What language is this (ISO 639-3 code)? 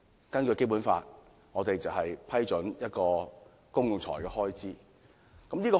yue